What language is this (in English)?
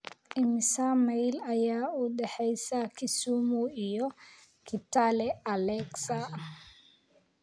Somali